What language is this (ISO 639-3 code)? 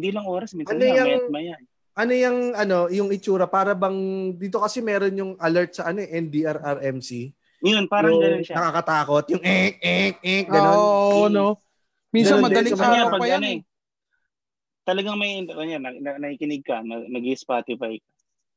fil